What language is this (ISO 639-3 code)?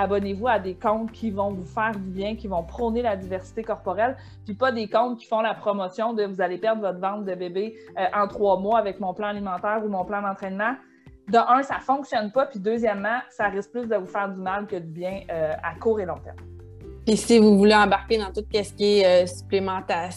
fra